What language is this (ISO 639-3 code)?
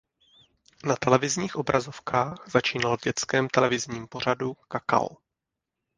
ces